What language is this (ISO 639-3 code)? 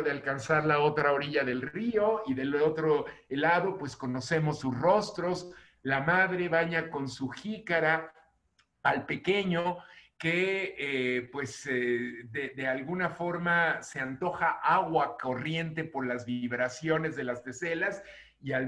spa